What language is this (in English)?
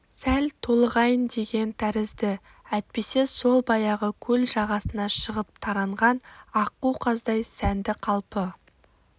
Kazakh